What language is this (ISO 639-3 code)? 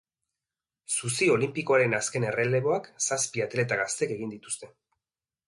eus